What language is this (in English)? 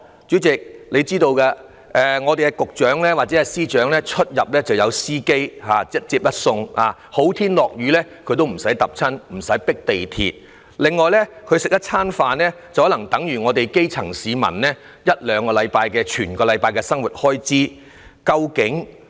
Cantonese